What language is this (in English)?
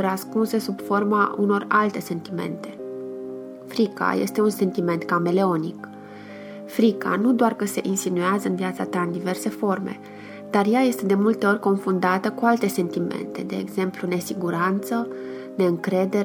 Romanian